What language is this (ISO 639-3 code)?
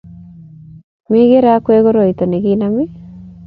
kln